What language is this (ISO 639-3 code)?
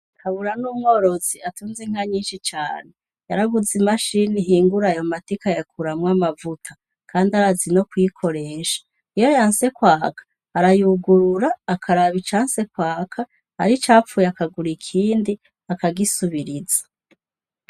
run